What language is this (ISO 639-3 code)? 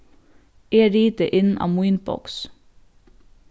fao